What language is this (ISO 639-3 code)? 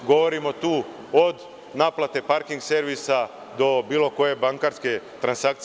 srp